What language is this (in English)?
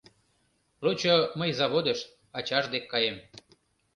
Mari